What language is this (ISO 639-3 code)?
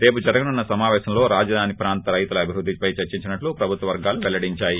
tel